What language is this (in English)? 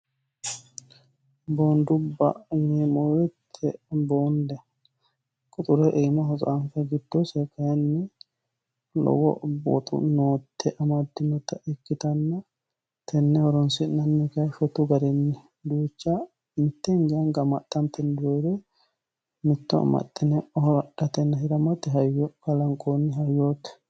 Sidamo